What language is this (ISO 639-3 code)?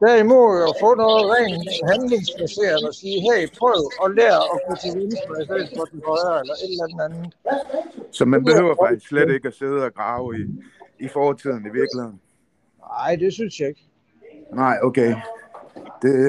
dan